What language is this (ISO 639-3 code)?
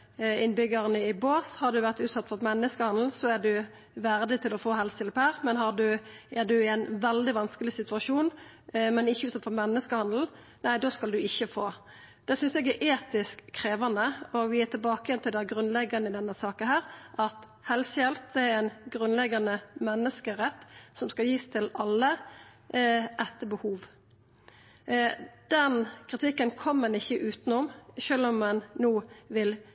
nno